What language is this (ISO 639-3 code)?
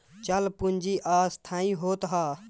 bho